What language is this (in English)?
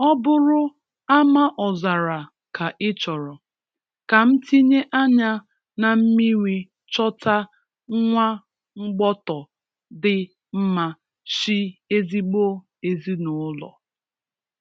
Igbo